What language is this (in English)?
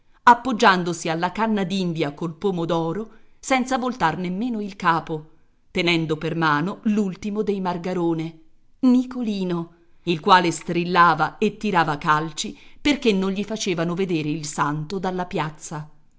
Italian